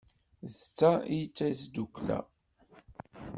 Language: Kabyle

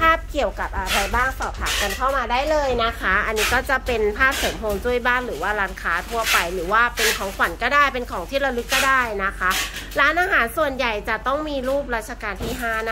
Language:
Thai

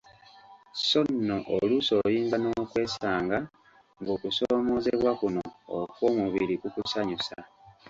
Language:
Ganda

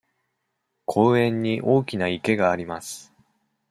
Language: Japanese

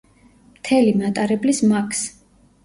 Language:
Georgian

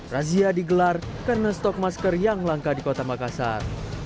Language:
Indonesian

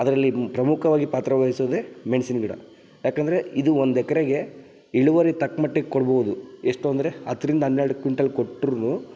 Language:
Kannada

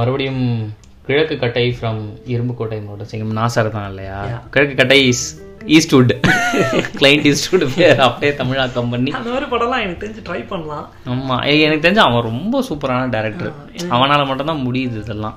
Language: Tamil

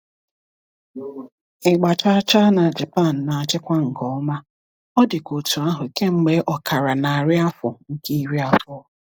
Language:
Igbo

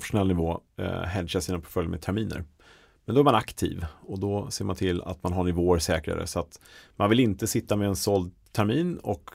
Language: Swedish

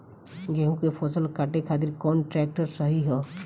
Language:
Bhojpuri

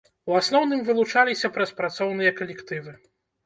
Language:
Belarusian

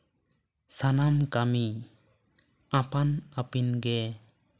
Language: Santali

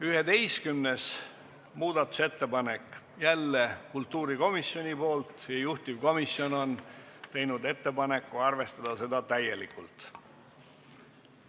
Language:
Estonian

